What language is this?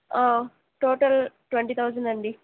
Telugu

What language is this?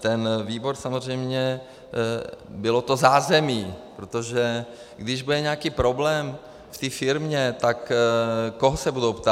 Czech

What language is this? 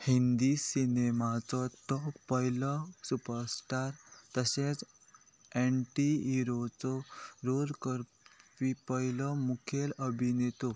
Konkani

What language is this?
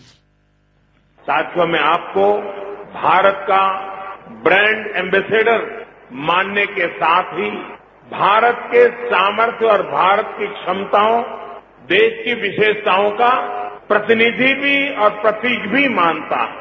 Hindi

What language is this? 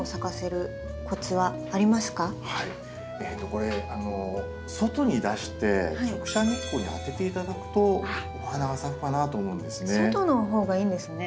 Japanese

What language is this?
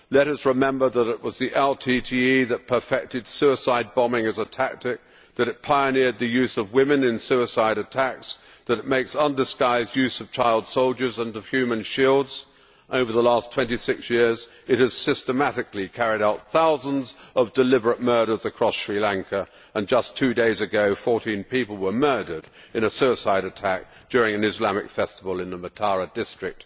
English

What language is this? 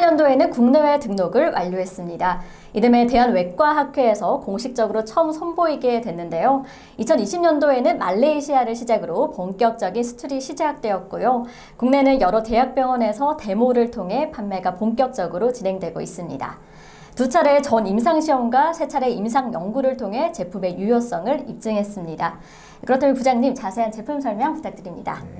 Korean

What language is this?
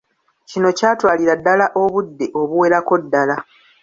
Ganda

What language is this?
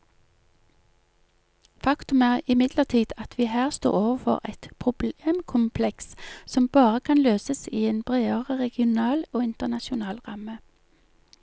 Norwegian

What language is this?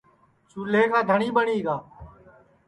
Sansi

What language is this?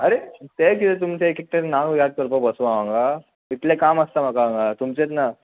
Konkani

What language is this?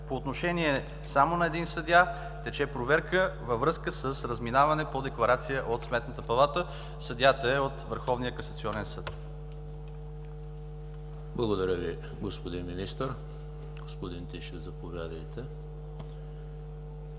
Bulgarian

